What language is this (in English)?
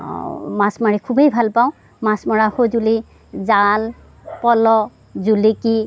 Assamese